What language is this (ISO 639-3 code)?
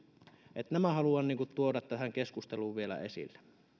fin